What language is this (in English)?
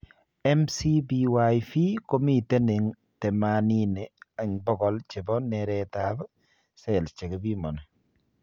Kalenjin